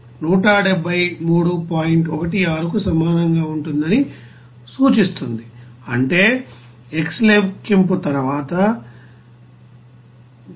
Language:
Telugu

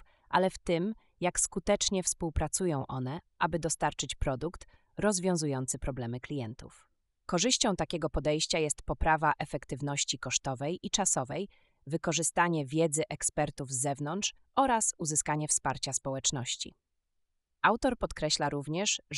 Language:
Polish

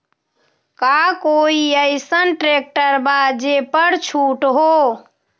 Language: Magahi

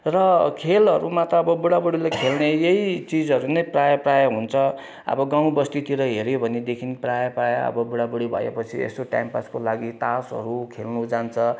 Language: Nepali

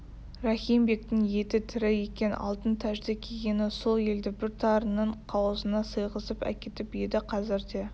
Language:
Kazakh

